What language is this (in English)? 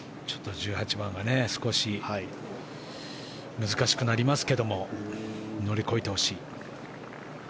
Japanese